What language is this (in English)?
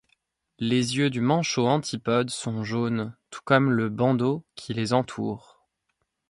French